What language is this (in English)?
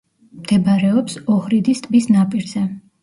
Georgian